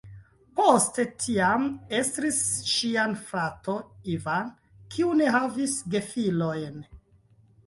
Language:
Esperanto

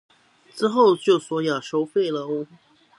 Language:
Chinese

